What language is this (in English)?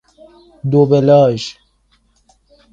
Persian